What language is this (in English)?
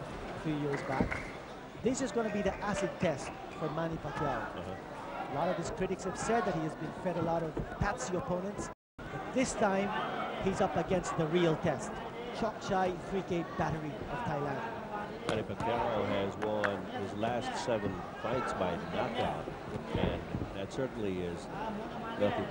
English